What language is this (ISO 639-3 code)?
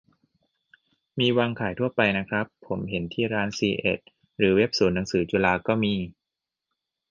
tha